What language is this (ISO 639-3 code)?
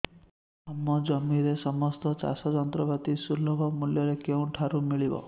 ori